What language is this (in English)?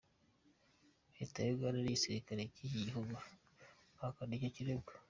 Kinyarwanda